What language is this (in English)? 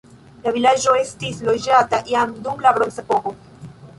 Esperanto